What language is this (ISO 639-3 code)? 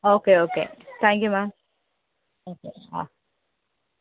mal